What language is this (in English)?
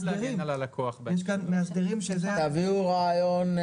Hebrew